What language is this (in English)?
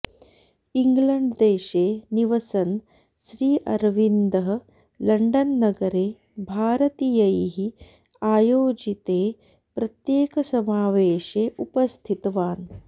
Sanskrit